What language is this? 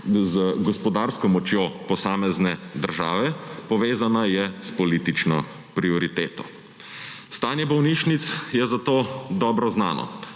Slovenian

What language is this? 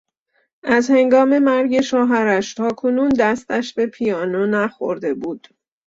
Persian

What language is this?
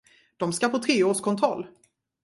Swedish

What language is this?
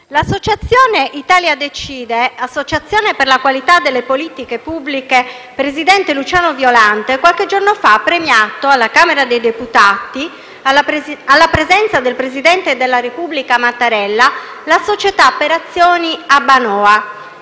Italian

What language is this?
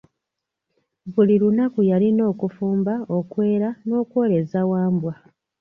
Ganda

